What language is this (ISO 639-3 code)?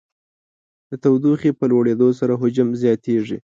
pus